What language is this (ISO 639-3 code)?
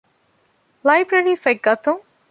div